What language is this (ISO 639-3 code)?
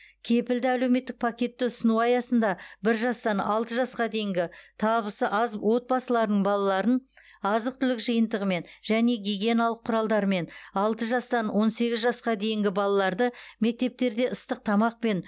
kaz